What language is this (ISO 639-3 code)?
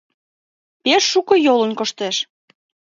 chm